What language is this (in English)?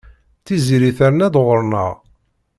Kabyle